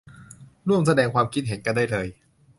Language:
Thai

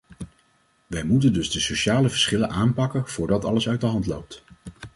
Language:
Dutch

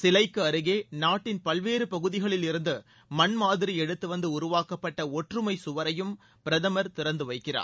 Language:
Tamil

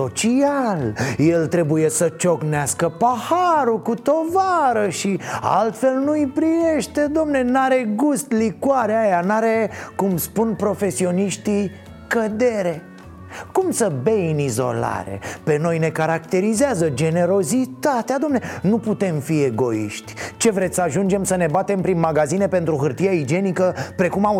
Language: Romanian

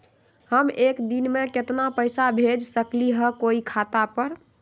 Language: Magahi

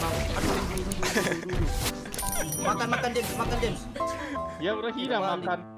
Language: Indonesian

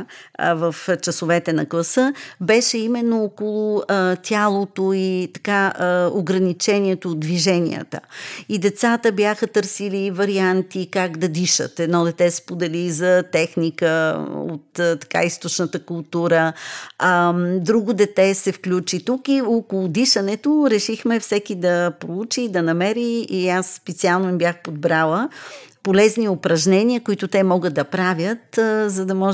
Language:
Bulgarian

